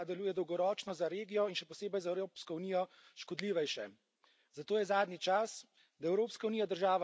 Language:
Slovenian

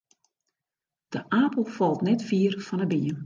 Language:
Western Frisian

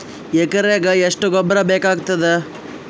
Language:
Kannada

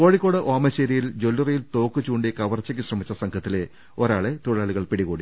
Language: Malayalam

